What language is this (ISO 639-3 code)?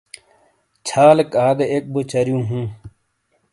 scl